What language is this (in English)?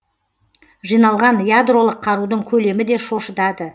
Kazakh